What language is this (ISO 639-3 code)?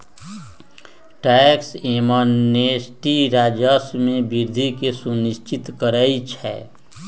mag